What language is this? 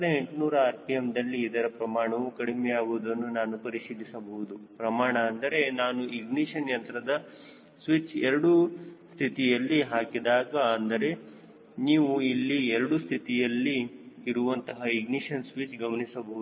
Kannada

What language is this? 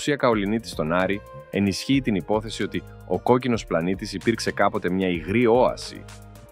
Greek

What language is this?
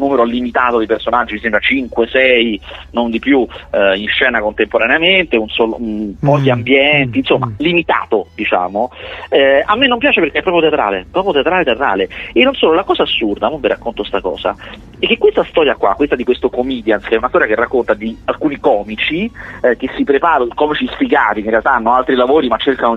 Italian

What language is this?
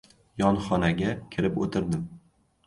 Uzbek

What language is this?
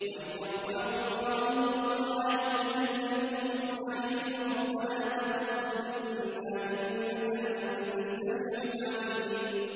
Arabic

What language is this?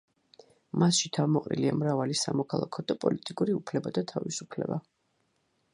Georgian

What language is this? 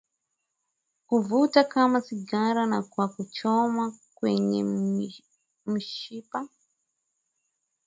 Swahili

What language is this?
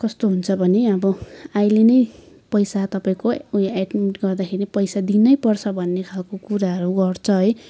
Nepali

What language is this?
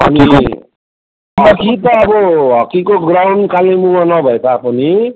Nepali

